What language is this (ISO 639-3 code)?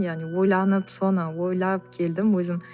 kaz